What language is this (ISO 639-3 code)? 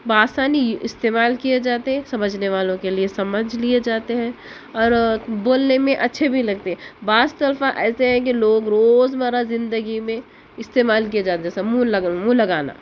urd